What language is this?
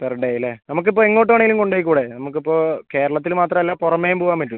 Malayalam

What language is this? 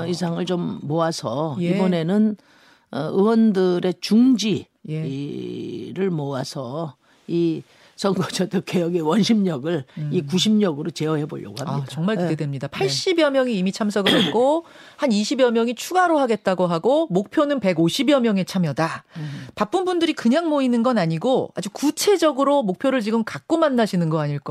Korean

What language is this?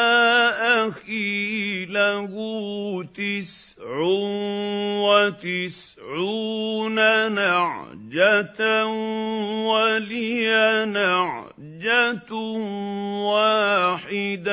Arabic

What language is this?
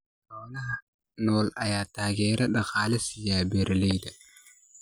Somali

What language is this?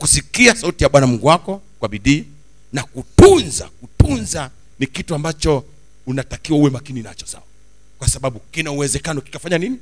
Swahili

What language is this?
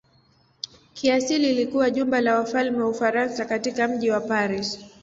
Swahili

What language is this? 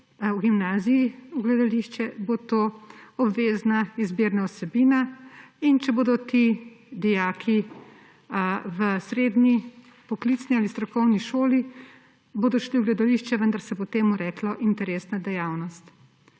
Slovenian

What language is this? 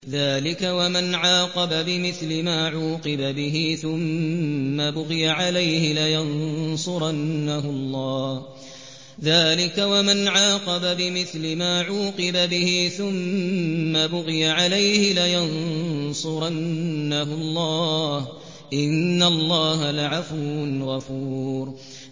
Arabic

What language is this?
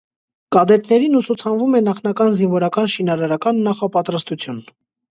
Armenian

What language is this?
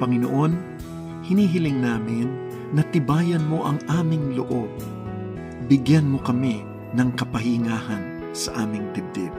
Filipino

